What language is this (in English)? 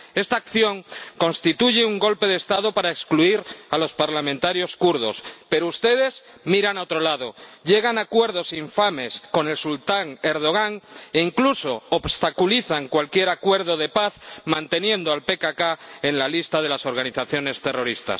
Spanish